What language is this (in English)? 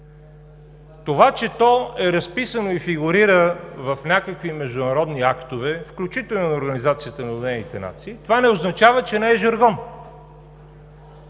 Bulgarian